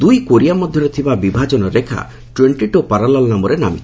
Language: Odia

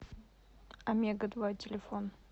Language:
Russian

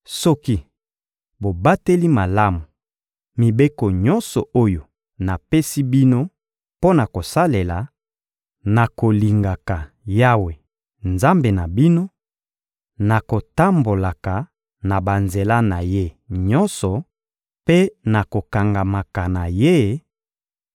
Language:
Lingala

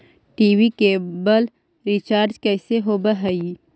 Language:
Magahi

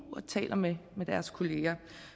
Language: Danish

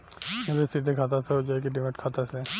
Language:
Bhojpuri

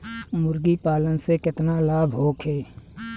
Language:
Bhojpuri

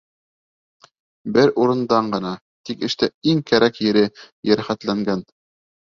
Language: Bashkir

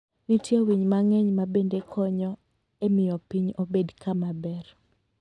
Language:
Luo (Kenya and Tanzania)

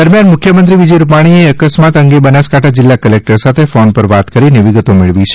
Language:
Gujarati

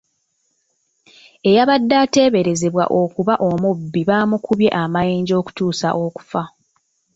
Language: Ganda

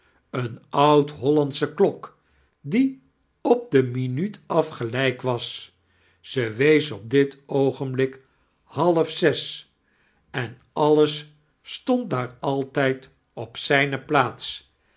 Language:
Dutch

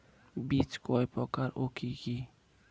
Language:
Bangla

